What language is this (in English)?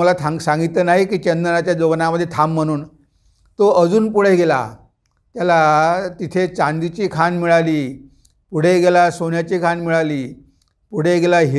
Marathi